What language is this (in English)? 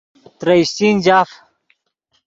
Yidgha